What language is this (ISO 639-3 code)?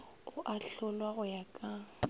nso